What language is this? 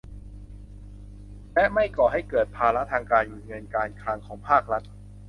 Thai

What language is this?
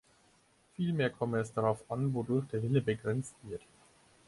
German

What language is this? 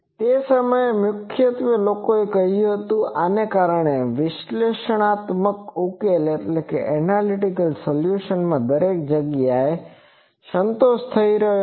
Gujarati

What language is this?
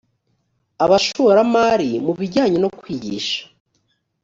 Kinyarwanda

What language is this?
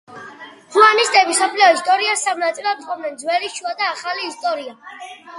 Georgian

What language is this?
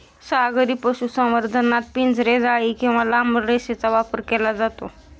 Marathi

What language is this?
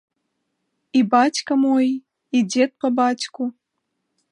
Belarusian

